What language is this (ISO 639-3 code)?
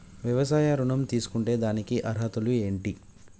tel